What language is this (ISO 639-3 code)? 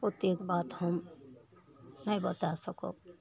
mai